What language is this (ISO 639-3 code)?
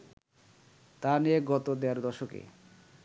ben